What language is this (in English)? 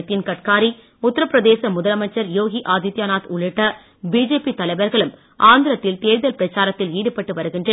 Tamil